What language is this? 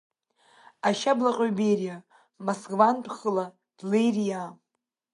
Abkhazian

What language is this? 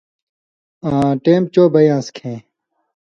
Indus Kohistani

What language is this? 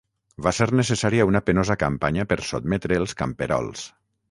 Catalan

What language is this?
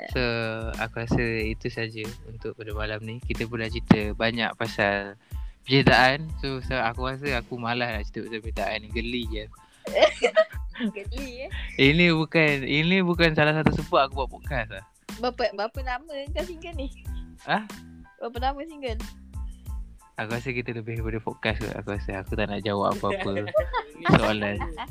Malay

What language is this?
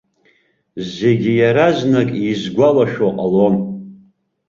Abkhazian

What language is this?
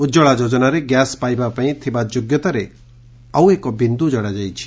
Odia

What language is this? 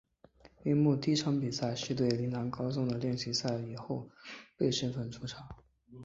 Chinese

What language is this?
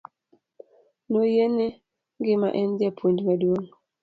Luo (Kenya and Tanzania)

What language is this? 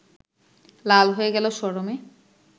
Bangla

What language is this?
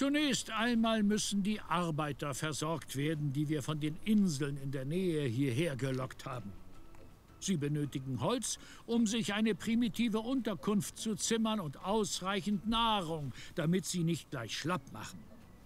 German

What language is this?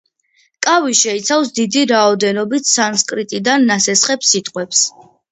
Georgian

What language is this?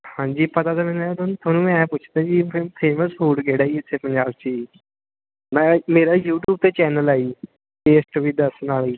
Punjabi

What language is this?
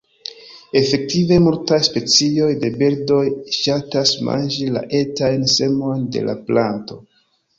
Esperanto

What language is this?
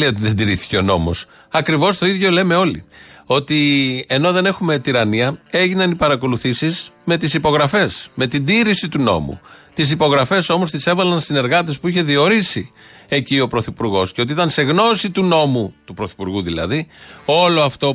Greek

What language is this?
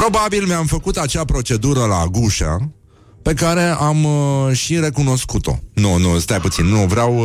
Romanian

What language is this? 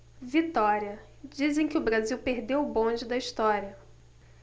Portuguese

